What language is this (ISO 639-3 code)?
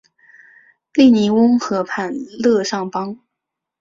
zho